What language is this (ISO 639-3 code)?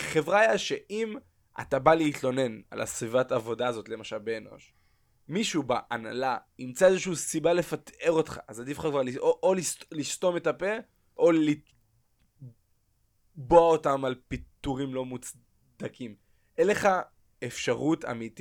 heb